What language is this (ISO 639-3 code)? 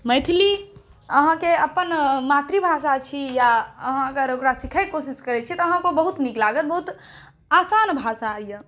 mai